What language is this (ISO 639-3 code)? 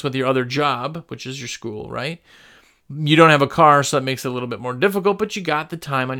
eng